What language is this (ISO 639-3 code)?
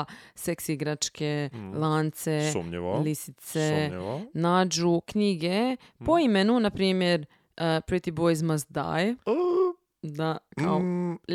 hrv